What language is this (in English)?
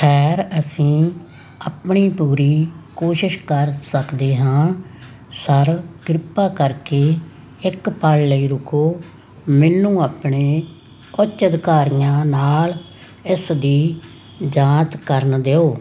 Punjabi